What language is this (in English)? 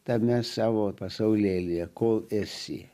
Lithuanian